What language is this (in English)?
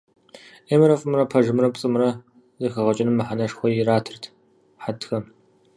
Kabardian